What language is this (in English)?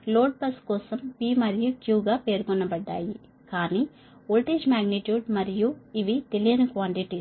Telugu